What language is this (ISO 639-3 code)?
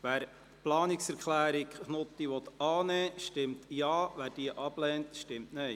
gsw